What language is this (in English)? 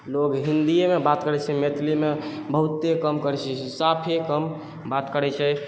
Maithili